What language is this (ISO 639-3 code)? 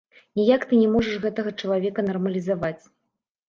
bel